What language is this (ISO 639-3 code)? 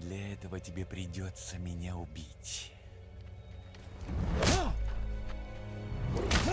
rus